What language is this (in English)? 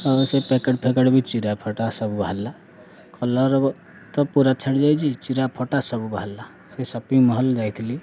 Odia